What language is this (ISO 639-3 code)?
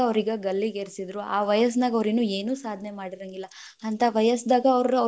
kan